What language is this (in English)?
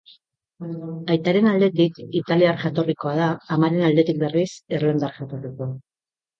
Basque